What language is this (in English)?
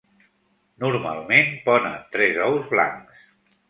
Catalan